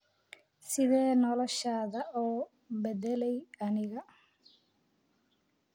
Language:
Somali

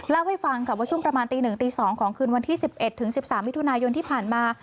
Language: Thai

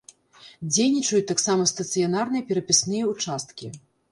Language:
Belarusian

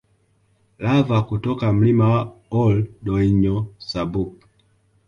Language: Swahili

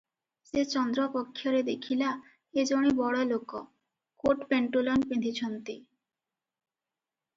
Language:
Odia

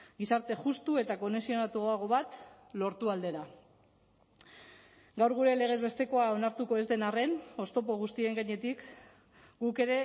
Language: Basque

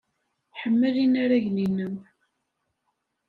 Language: Kabyle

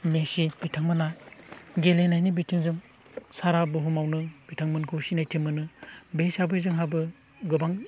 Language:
Bodo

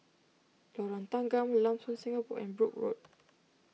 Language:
English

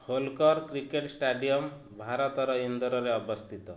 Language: Odia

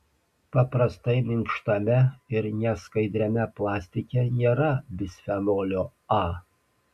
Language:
Lithuanian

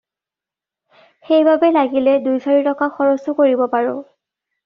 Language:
Assamese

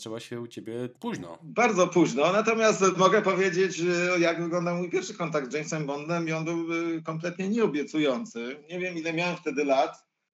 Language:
Polish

